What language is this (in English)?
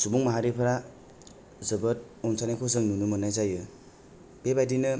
Bodo